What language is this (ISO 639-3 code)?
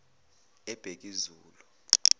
zul